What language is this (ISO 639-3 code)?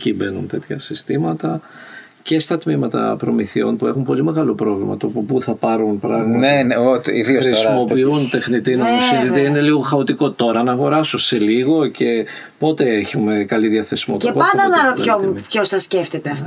ell